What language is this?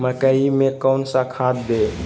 Magahi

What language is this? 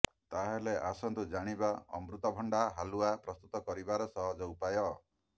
Odia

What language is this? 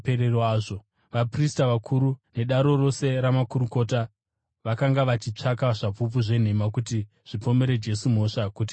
Shona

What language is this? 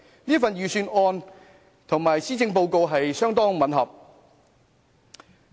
Cantonese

